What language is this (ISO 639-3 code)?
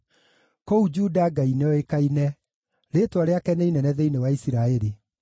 kik